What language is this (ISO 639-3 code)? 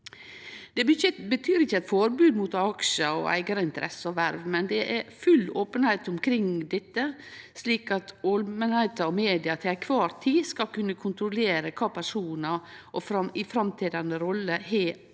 nor